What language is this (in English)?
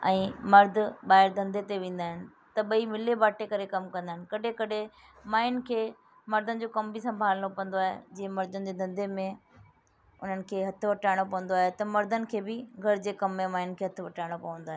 Sindhi